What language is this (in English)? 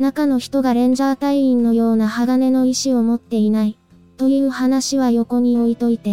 Japanese